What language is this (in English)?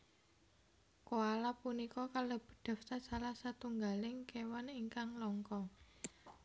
Javanese